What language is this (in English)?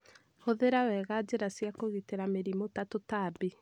Kikuyu